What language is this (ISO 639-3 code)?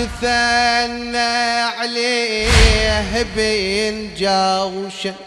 ara